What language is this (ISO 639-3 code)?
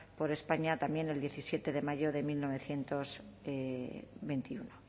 spa